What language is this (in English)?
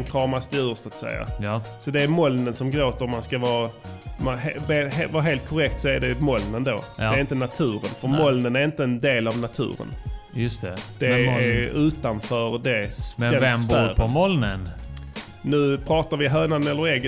Swedish